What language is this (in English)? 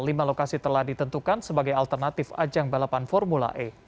Indonesian